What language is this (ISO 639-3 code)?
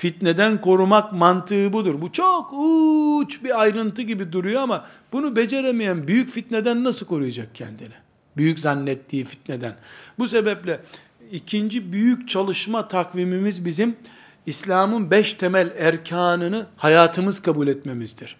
tur